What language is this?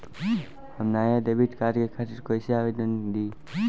Bhojpuri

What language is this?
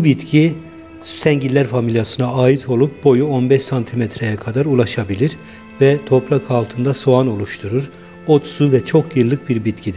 Turkish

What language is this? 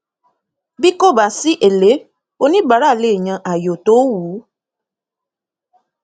Yoruba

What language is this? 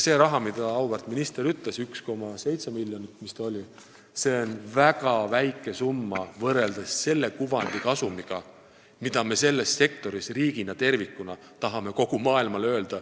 Estonian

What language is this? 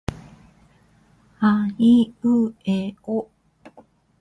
Japanese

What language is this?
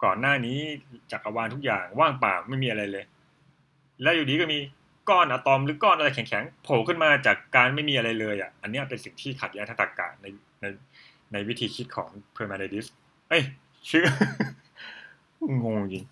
Thai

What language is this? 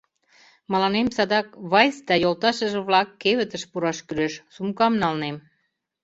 Mari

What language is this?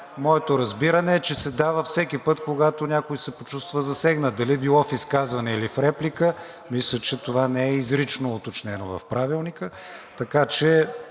Bulgarian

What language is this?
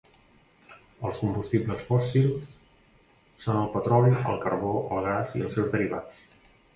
Catalan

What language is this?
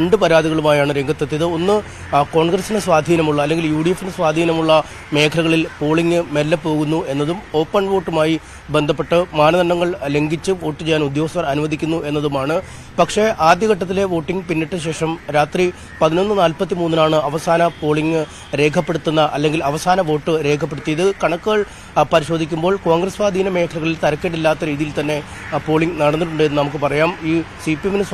Malayalam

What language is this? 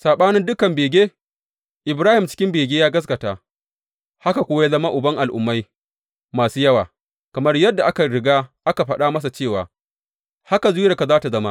Hausa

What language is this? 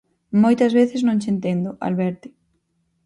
Galician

